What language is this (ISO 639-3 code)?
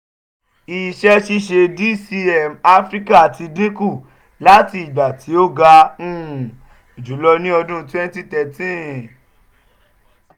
yor